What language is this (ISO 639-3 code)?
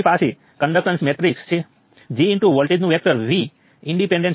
guj